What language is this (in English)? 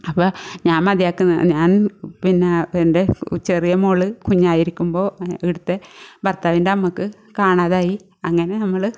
Malayalam